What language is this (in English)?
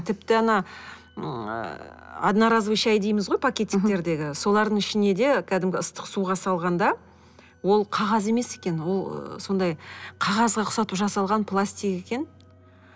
Kazakh